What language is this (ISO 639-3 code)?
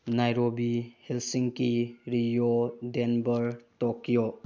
mni